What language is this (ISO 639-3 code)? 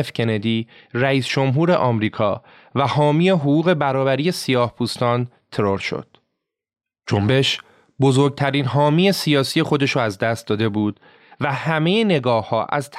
fas